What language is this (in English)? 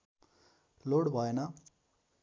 Nepali